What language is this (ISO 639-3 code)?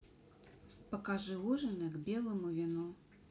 rus